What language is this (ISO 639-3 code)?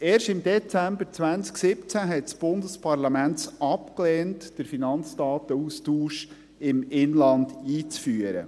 gsw